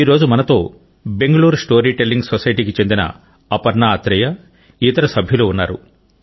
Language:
Telugu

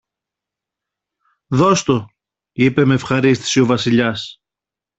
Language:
Greek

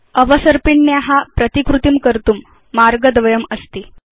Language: Sanskrit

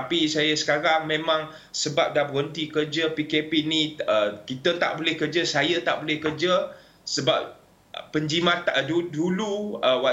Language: Malay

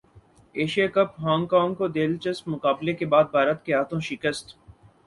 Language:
Urdu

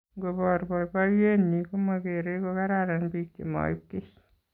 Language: Kalenjin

